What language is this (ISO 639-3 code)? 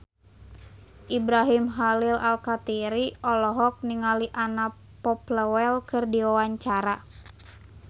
sun